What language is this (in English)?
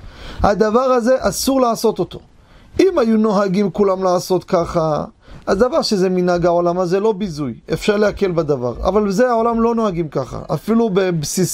Hebrew